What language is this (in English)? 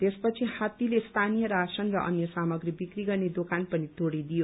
Nepali